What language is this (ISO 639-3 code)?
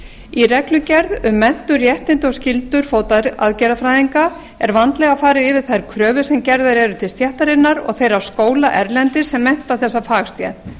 isl